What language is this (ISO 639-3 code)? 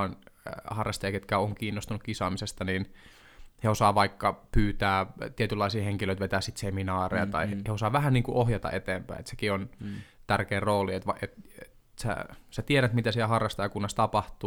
fin